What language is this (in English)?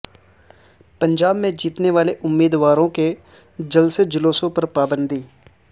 Urdu